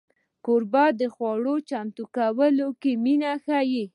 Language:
Pashto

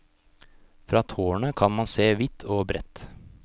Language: Norwegian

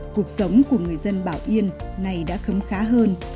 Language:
Vietnamese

